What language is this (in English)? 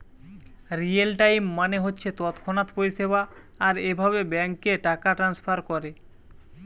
Bangla